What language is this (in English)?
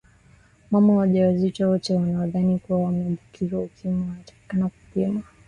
Swahili